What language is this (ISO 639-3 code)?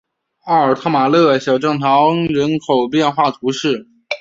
zho